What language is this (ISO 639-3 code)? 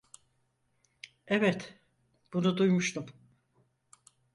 tur